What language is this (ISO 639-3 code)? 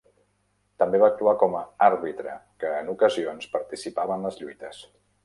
cat